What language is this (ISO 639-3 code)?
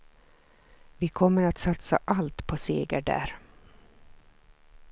swe